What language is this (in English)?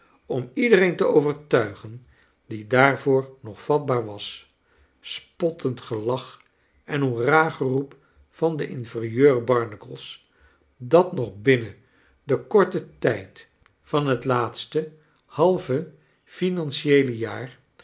Dutch